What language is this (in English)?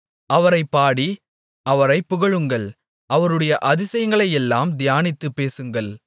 Tamil